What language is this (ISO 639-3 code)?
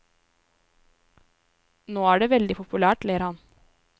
nor